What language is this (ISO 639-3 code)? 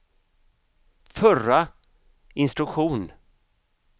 swe